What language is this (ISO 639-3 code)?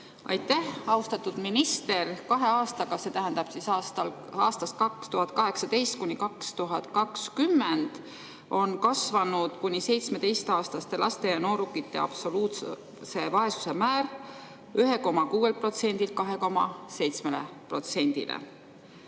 est